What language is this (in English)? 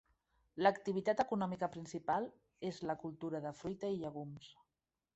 Catalan